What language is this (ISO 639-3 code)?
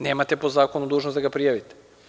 srp